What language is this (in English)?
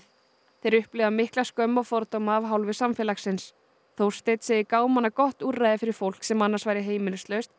Icelandic